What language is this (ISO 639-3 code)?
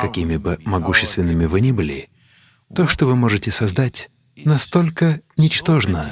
rus